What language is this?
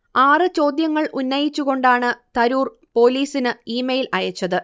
Malayalam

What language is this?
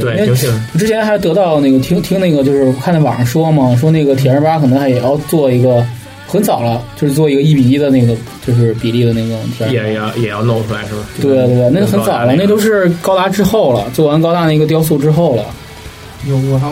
Chinese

